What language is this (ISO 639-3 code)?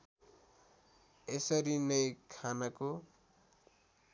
nep